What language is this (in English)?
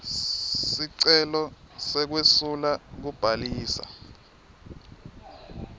Swati